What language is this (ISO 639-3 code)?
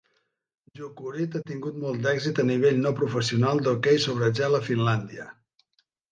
cat